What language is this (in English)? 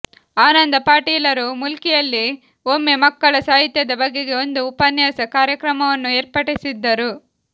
Kannada